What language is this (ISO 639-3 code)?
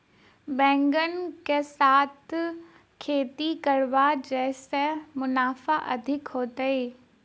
mai